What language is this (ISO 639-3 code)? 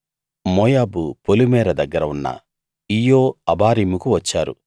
tel